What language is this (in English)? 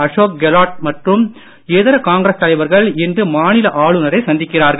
Tamil